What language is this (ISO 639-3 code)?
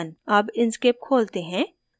hin